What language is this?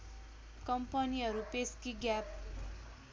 Nepali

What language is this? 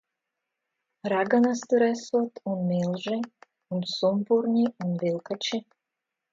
Latvian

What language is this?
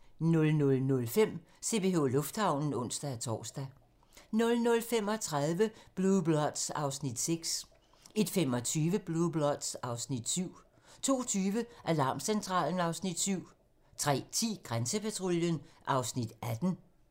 Danish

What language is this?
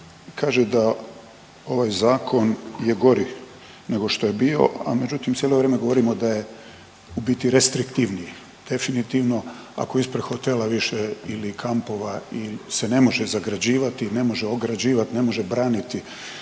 Croatian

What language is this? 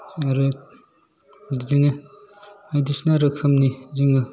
Bodo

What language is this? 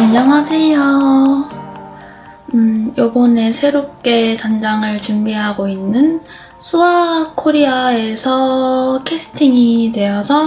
Korean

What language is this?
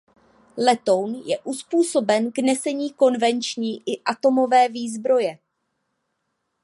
Czech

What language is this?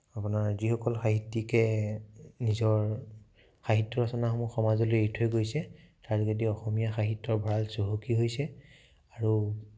Assamese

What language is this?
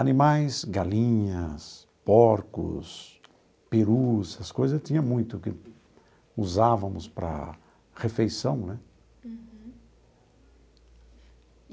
Portuguese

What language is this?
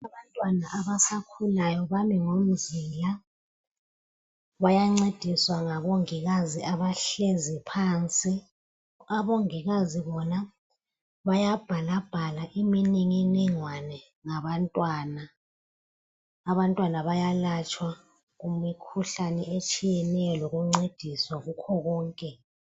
North Ndebele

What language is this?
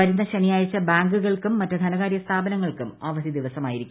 Malayalam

